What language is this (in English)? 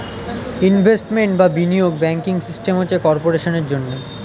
Bangla